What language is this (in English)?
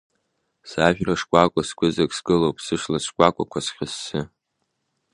Abkhazian